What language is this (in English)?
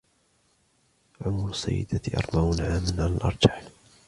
Arabic